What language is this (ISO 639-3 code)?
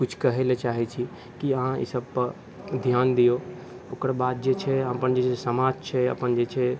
mai